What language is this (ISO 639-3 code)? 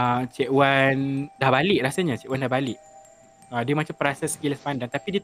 msa